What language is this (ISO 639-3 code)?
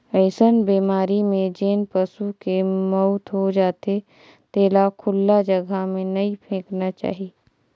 hne